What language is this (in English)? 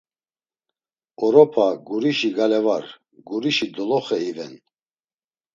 Laz